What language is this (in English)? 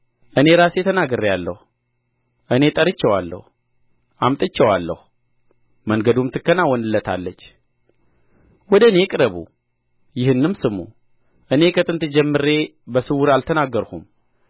Amharic